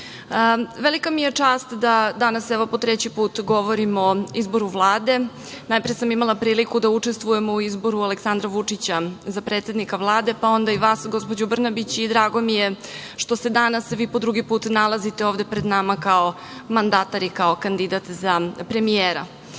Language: Serbian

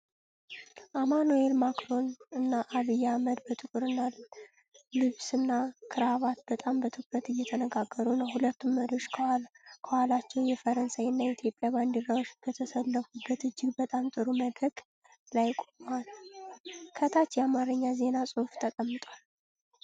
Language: Amharic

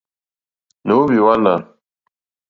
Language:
Mokpwe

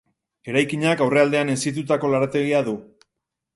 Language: Basque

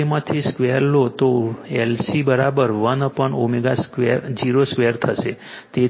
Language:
Gujarati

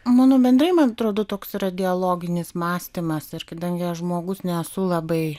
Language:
Lithuanian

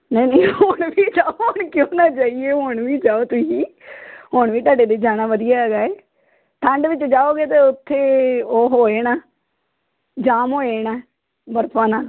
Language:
Punjabi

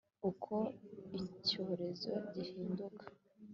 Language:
Kinyarwanda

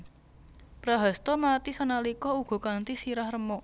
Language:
Javanese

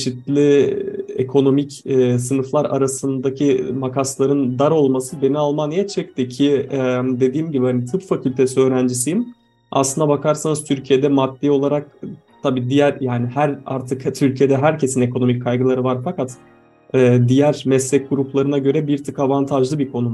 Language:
Turkish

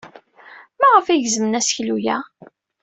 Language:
Kabyle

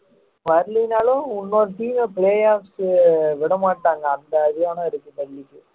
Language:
Tamil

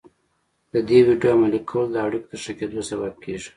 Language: Pashto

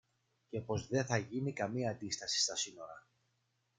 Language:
Greek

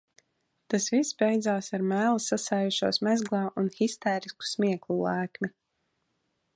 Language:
Latvian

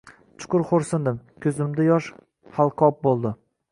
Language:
Uzbek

